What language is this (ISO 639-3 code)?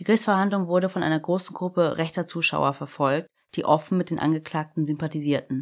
deu